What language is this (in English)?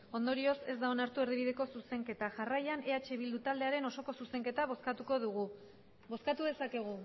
Basque